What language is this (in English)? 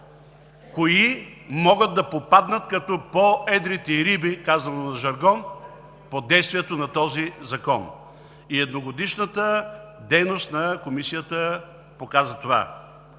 Bulgarian